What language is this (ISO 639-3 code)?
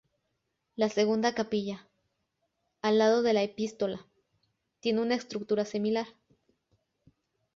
spa